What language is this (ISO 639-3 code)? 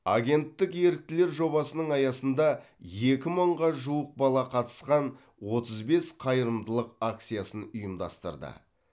kaz